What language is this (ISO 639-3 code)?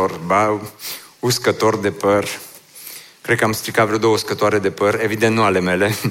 ron